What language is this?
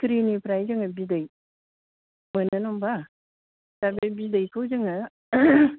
Bodo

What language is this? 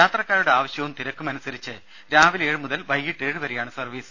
Malayalam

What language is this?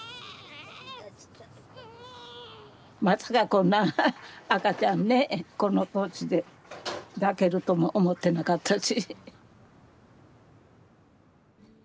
Japanese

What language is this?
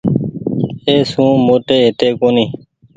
Goaria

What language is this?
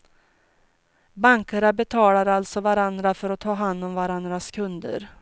Swedish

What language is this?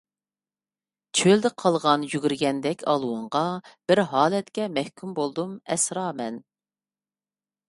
Uyghur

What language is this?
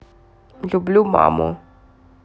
Russian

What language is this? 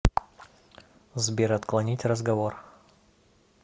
Russian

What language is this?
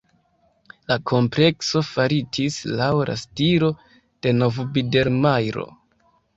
Esperanto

